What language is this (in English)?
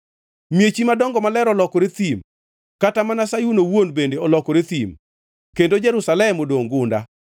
Luo (Kenya and Tanzania)